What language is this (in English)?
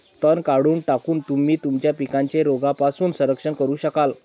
Marathi